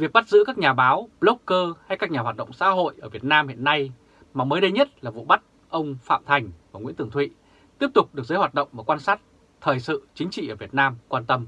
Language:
Vietnamese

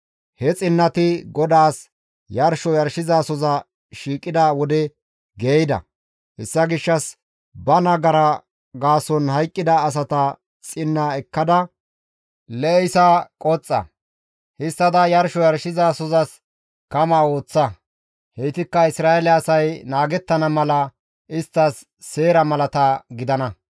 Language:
Gamo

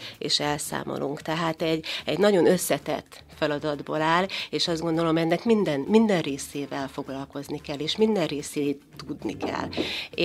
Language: Hungarian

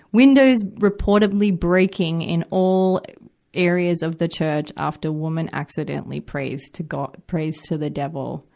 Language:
English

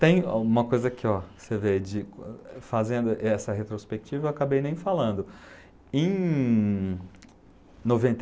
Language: Portuguese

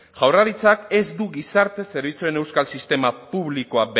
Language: Basque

